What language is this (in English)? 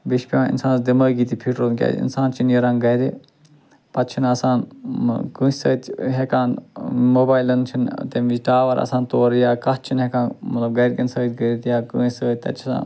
Kashmiri